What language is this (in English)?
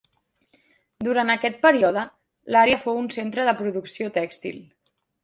Catalan